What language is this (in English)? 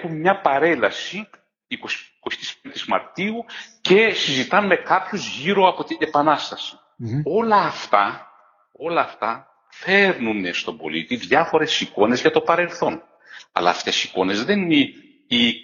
Greek